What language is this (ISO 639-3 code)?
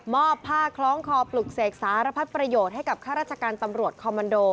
tha